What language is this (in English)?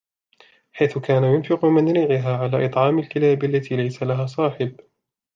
Arabic